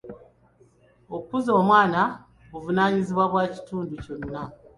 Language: Ganda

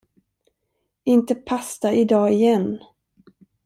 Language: Swedish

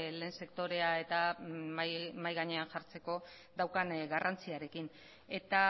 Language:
Basque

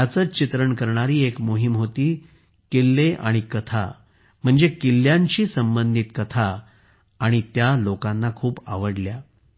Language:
Marathi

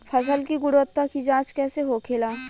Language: Bhojpuri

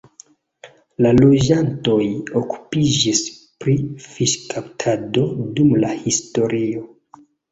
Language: Esperanto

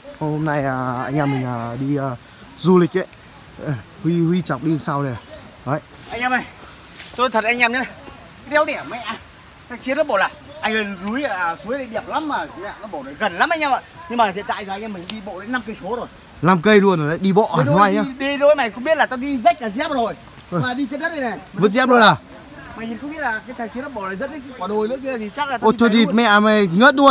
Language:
Vietnamese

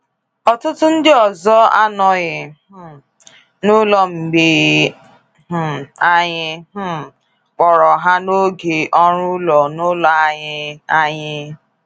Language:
Igbo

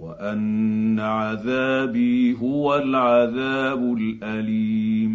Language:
Arabic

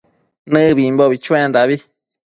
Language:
Matsés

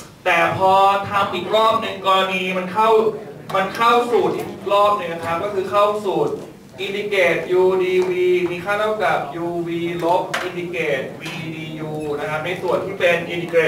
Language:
Thai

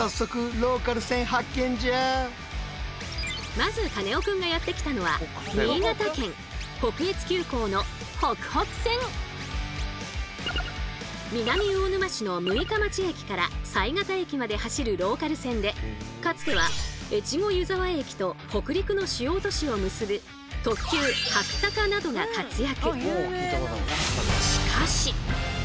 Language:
Japanese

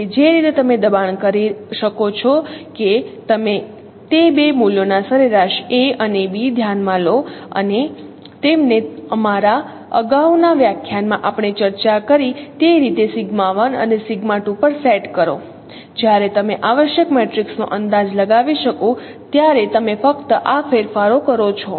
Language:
Gujarati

